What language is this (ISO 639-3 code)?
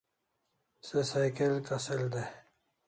kls